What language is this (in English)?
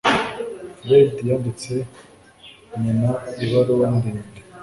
Kinyarwanda